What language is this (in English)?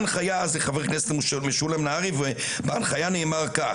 Hebrew